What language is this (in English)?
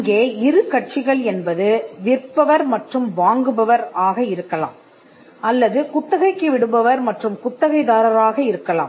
Tamil